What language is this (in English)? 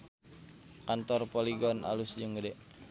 Sundanese